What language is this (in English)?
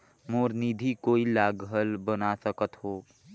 Chhattisgarhi